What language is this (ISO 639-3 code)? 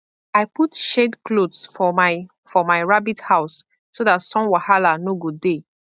pcm